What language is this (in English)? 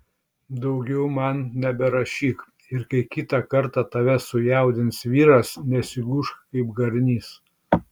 Lithuanian